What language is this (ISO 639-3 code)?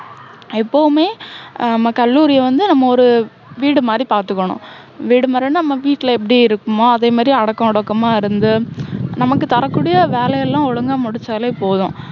tam